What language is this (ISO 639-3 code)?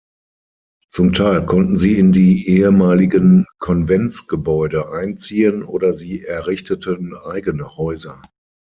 deu